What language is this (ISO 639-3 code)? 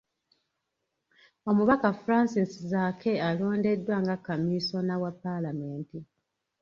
lug